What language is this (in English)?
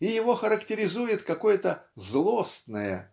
Russian